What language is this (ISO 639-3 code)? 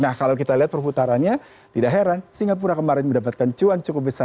ind